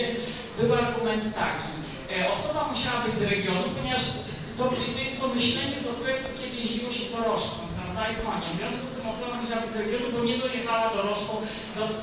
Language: Polish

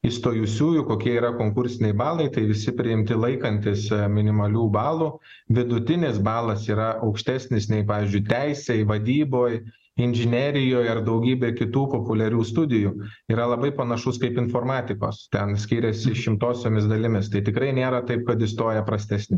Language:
Lithuanian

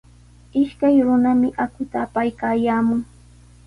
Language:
Sihuas Ancash Quechua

